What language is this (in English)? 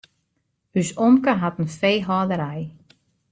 Western Frisian